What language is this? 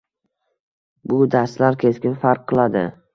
Uzbek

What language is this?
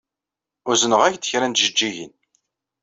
Kabyle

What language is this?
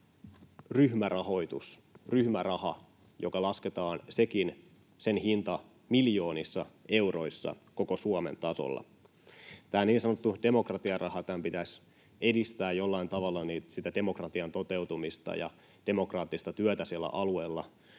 Finnish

